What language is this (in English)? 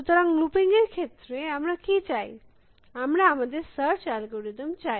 Bangla